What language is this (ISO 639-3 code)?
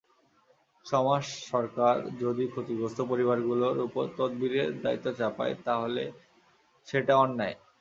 ben